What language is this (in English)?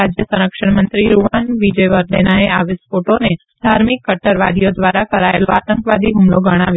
Gujarati